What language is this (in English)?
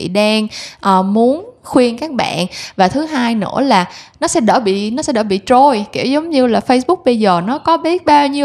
Vietnamese